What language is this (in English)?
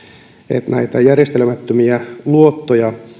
Finnish